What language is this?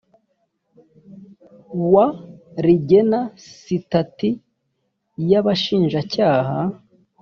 Kinyarwanda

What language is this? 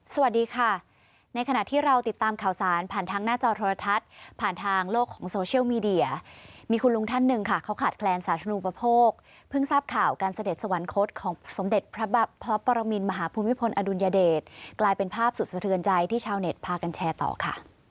Thai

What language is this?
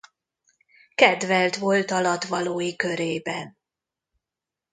Hungarian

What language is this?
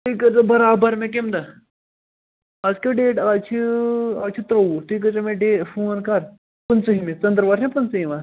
Kashmiri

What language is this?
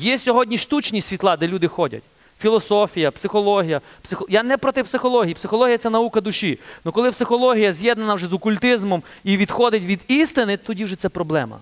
Ukrainian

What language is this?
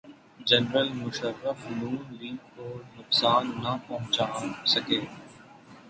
Urdu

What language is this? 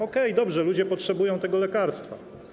Polish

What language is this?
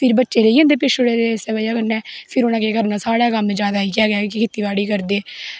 Dogri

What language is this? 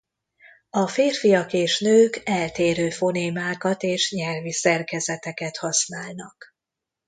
Hungarian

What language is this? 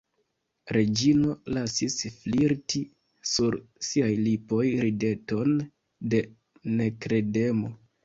Esperanto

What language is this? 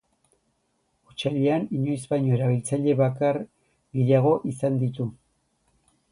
Basque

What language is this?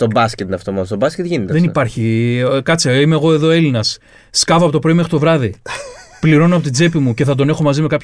Greek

